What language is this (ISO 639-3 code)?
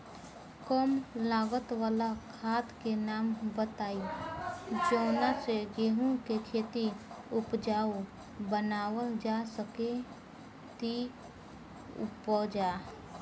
bho